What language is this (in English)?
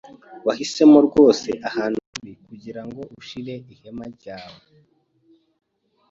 Kinyarwanda